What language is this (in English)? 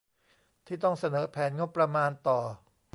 Thai